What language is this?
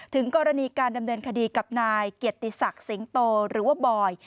Thai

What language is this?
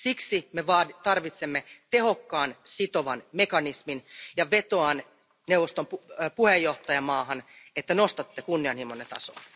Finnish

